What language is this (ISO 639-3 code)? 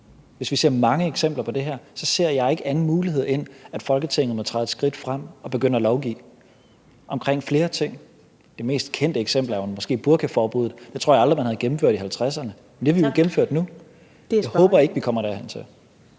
dan